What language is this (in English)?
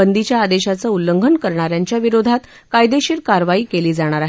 Marathi